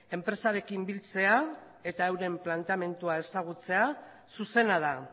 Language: Basque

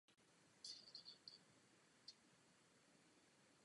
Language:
Czech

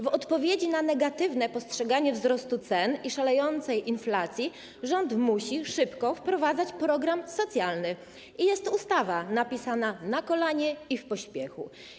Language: Polish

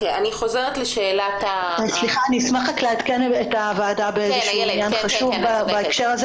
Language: Hebrew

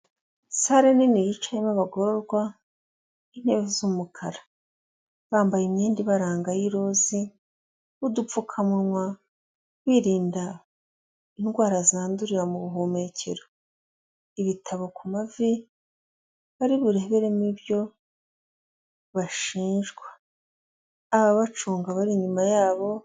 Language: Kinyarwanda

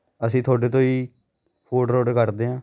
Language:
Punjabi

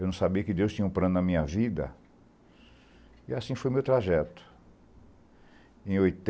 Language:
Portuguese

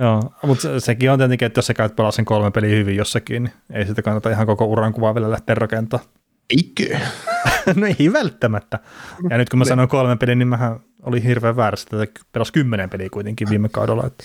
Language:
Finnish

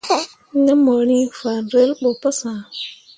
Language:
Mundang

